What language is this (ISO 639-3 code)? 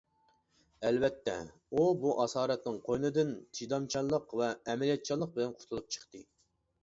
uig